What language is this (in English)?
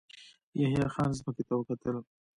Pashto